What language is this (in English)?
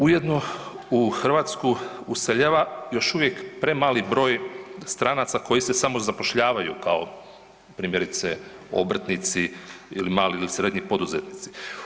Croatian